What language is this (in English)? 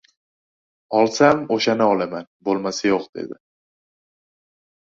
Uzbek